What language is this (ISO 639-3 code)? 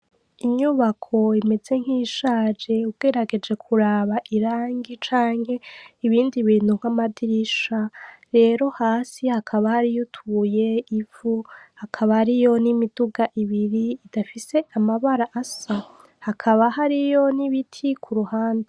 run